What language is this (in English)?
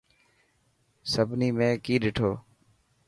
Dhatki